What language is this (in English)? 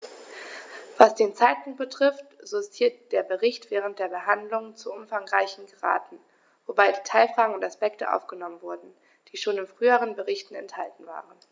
German